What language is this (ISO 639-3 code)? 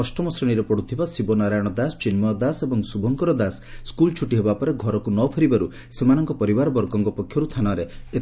ori